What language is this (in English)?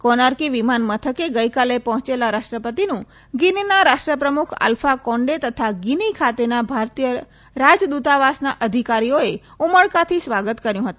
Gujarati